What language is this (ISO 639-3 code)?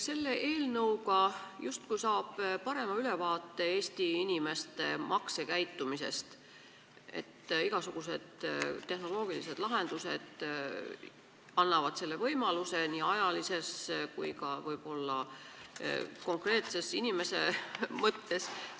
est